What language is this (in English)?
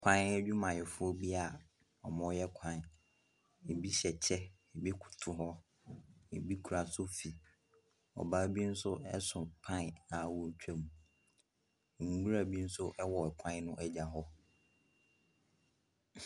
Akan